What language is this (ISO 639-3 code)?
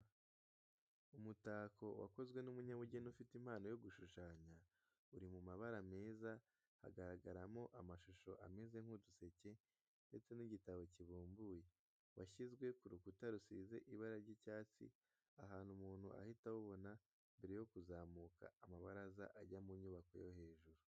kin